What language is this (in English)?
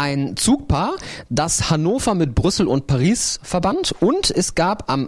German